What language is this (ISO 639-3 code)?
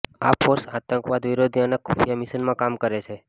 guj